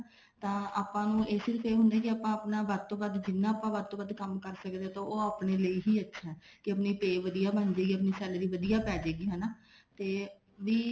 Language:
Punjabi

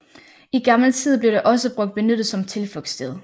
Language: Danish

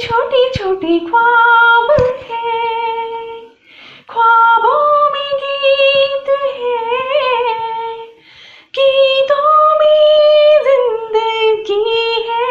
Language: Hindi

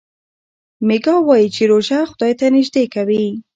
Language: Pashto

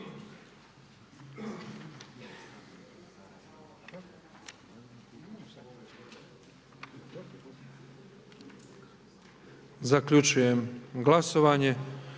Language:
Croatian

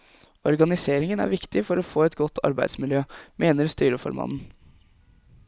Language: Norwegian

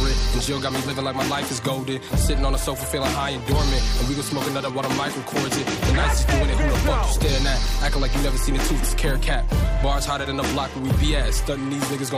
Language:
Korean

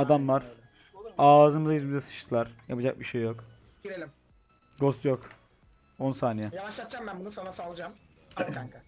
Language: Turkish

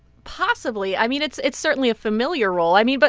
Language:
English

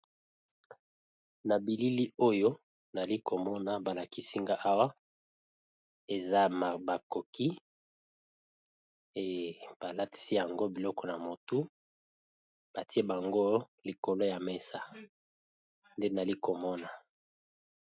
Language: Lingala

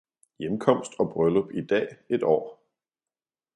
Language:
Danish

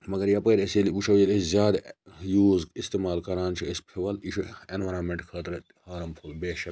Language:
Kashmiri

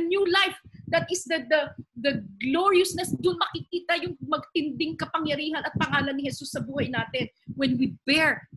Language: Filipino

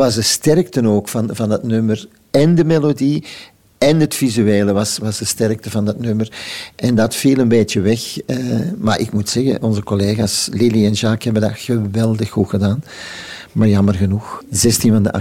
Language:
Dutch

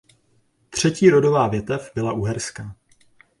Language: Czech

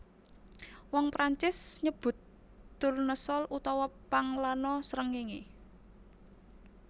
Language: Javanese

